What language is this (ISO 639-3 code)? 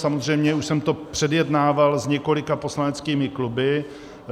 ces